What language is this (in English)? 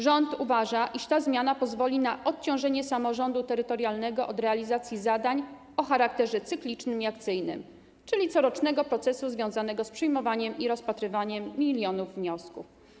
Polish